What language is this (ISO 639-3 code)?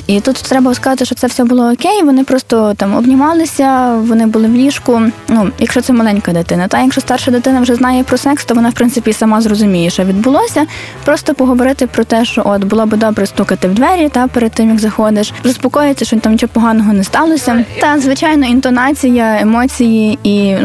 ukr